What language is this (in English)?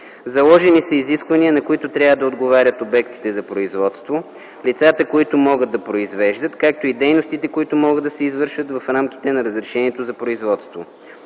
Bulgarian